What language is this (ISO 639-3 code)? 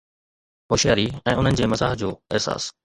snd